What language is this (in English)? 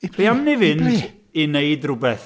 Welsh